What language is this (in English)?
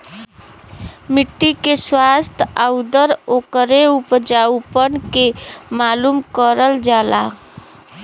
Bhojpuri